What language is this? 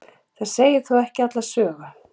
Icelandic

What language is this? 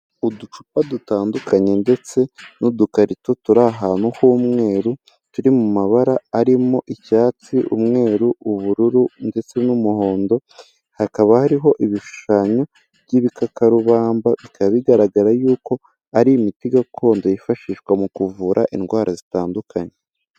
Kinyarwanda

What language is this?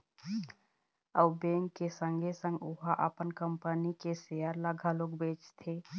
Chhattisgarhi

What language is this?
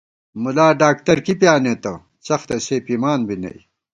Gawar-Bati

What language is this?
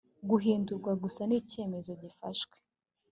Kinyarwanda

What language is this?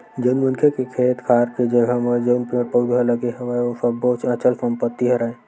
Chhattisgarhi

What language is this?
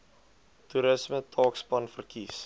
Afrikaans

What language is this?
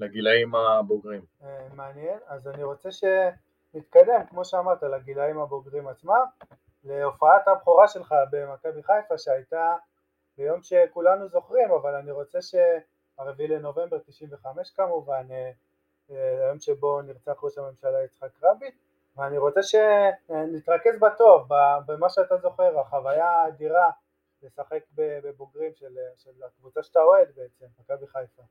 Hebrew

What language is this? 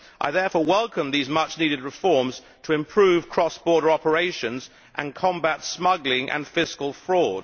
English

